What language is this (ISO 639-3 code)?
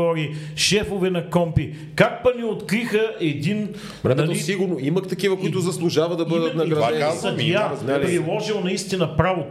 bul